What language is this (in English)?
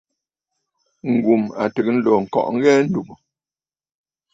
Bafut